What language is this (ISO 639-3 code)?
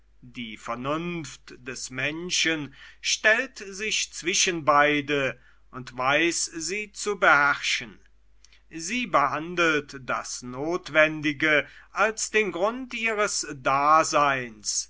deu